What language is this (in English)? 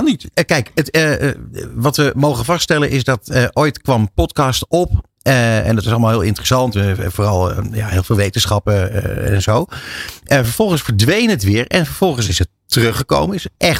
Dutch